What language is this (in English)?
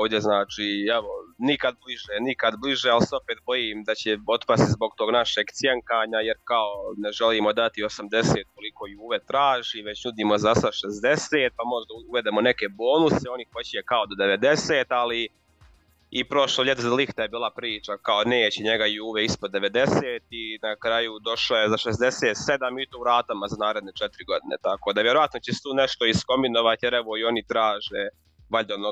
Croatian